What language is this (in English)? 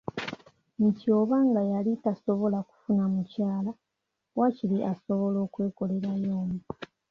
Ganda